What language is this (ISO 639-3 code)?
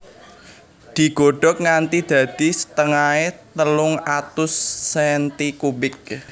jav